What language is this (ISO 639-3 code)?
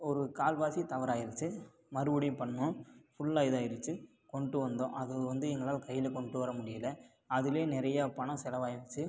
tam